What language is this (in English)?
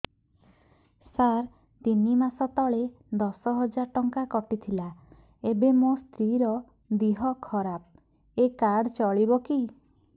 Odia